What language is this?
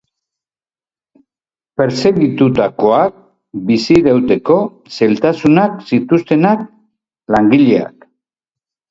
Basque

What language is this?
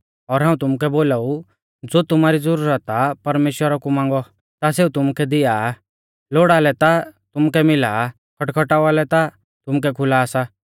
Mahasu Pahari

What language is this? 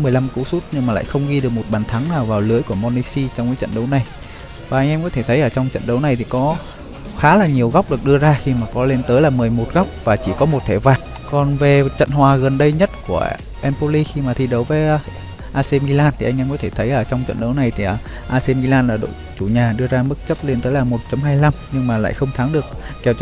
Vietnamese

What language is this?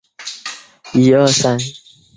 Chinese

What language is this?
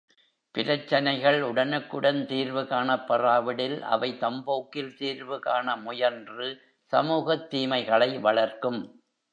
Tamil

